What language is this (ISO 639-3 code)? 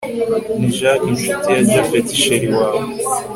kin